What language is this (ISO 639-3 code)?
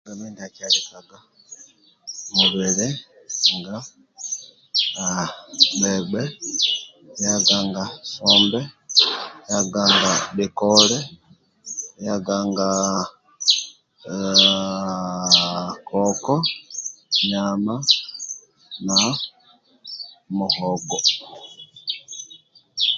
rwm